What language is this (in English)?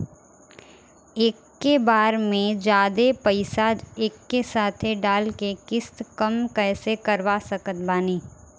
Bhojpuri